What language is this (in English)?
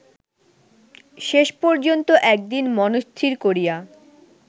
Bangla